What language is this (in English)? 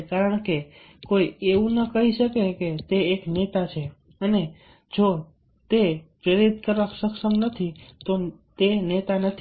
Gujarati